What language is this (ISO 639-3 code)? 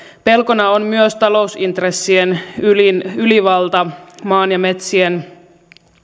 fin